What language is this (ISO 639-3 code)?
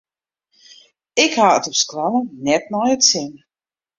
fry